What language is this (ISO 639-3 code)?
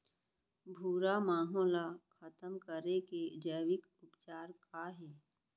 hne